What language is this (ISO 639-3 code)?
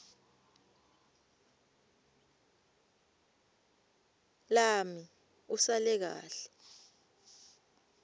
ssw